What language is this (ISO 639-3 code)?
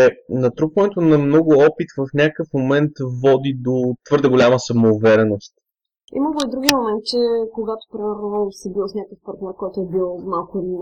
bul